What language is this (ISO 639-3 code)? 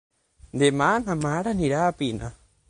cat